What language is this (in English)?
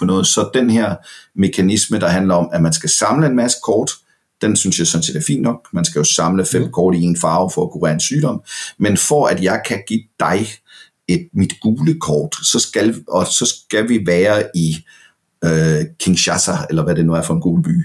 Danish